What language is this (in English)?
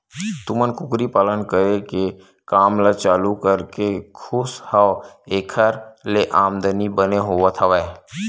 Chhattisgarhi